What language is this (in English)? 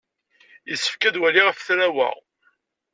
Kabyle